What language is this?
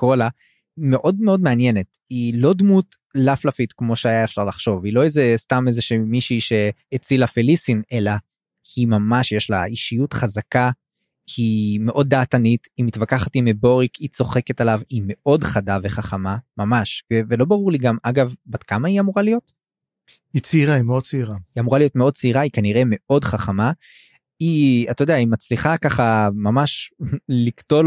Hebrew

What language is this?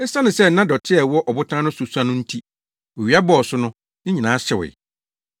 Akan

